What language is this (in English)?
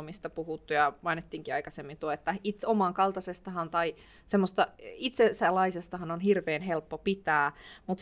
Finnish